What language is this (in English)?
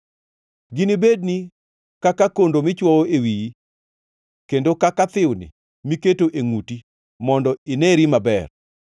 Luo (Kenya and Tanzania)